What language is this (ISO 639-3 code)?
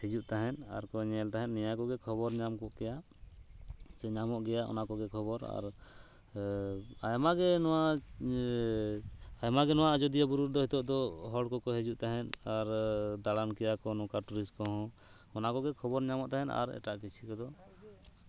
sat